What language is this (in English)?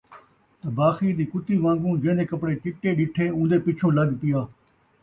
Saraiki